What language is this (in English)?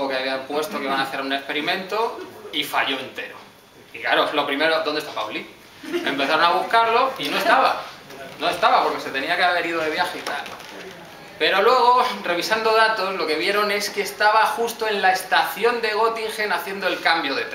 Spanish